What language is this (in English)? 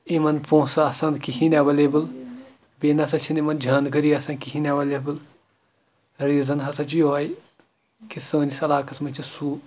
Kashmiri